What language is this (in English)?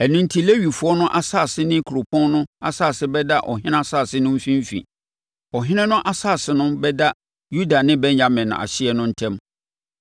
Akan